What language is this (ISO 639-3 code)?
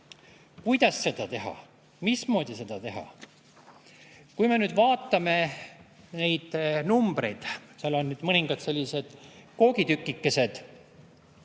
est